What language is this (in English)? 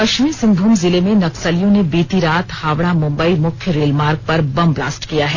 Hindi